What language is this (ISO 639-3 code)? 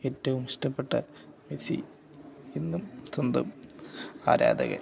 mal